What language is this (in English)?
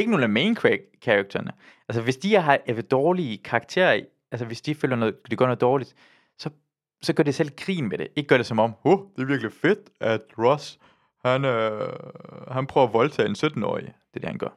Danish